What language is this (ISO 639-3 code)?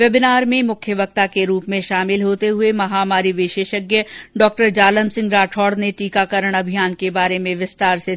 hin